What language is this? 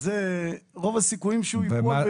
Hebrew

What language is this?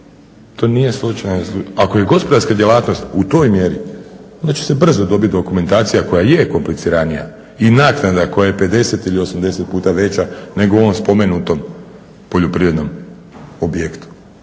Croatian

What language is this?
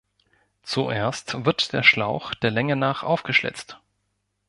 German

